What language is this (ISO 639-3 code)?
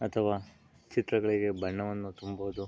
kan